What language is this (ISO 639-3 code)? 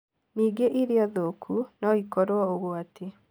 kik